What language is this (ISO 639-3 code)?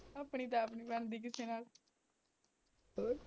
pan